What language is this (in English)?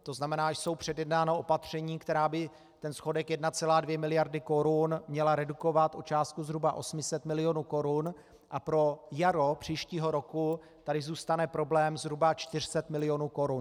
Czech